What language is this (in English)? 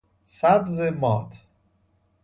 Persian